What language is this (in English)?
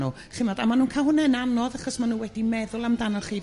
Welsh